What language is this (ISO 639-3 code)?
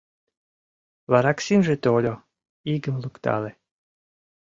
chm